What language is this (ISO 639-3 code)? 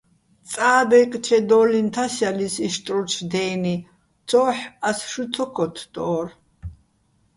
bbl